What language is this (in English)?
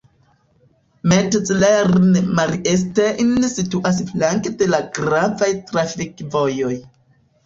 Esperanto